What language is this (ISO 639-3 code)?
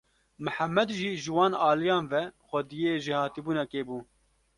kur